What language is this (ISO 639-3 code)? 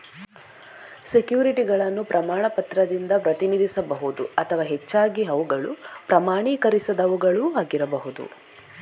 kan